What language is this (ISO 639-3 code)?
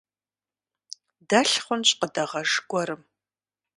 kbd